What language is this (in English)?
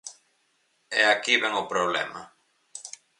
Galician